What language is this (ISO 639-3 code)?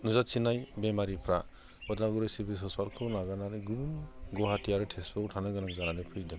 brx